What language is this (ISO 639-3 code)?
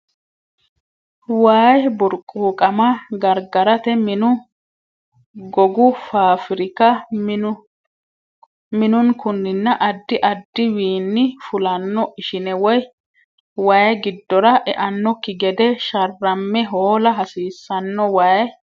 sid